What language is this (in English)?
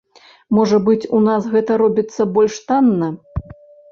Belarusian